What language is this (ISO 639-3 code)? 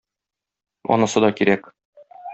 tat